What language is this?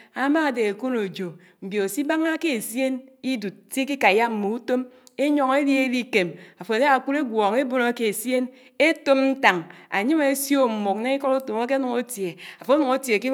Anaang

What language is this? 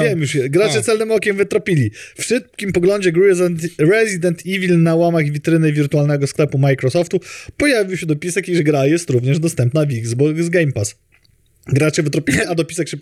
Polish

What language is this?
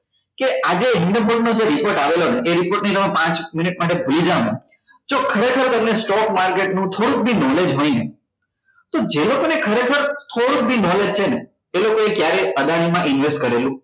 Gujarati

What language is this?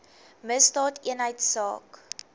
Afrikaans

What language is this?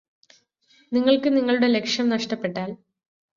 Malayalam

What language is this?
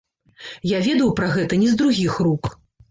Belarusian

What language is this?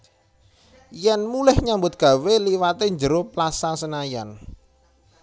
Javanese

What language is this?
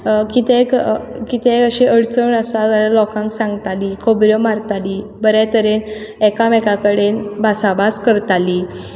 Konkani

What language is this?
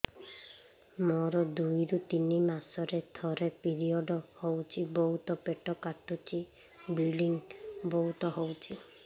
Odia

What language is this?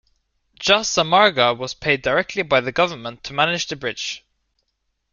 English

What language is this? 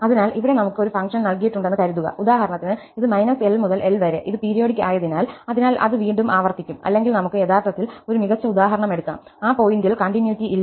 Malayalam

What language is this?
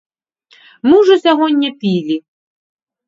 Belarusian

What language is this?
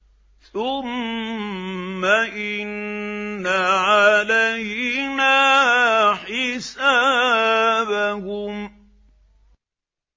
Arabic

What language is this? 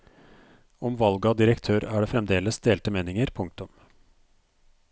Norwegian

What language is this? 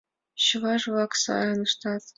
Mari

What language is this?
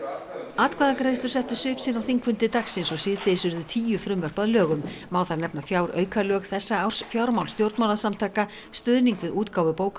Icelandic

